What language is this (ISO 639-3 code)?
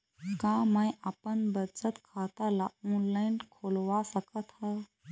hne